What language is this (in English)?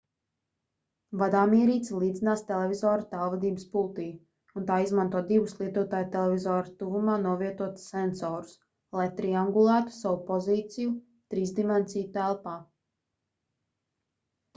Latvian